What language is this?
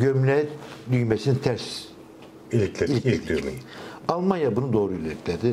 Turkish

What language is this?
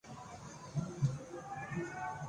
Urdu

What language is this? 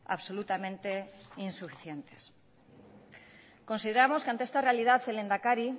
Spanish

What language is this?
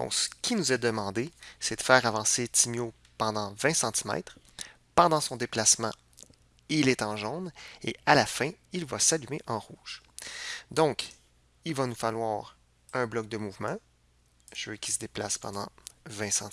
French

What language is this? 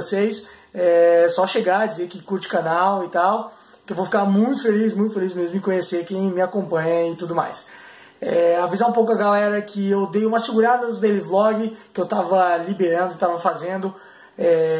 Portuguese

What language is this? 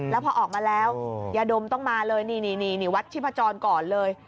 Thai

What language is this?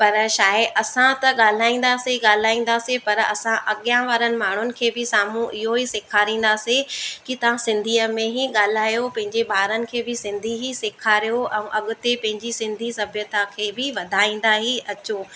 Sindhi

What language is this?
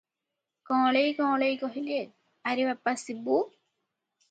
Odia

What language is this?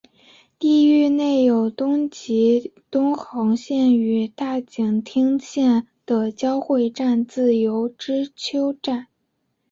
Chinese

